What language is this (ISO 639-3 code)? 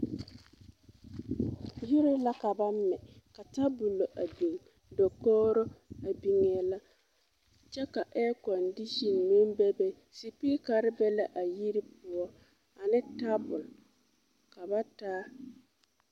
dga